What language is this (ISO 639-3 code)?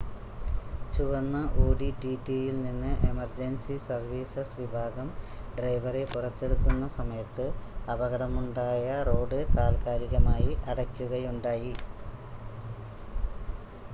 mal